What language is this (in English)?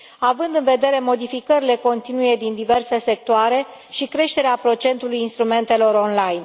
Romanian